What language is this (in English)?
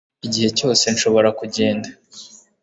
Kinyarwanda